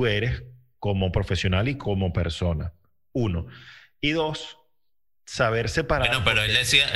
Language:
Spanish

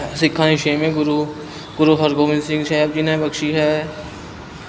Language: Punjabi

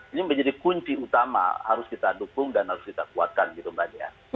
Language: Indonesian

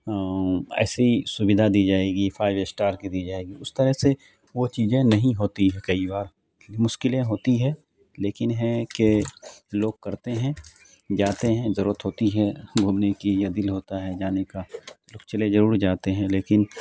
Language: Urdu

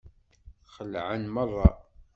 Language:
Kabyle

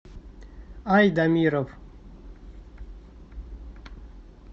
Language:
Russian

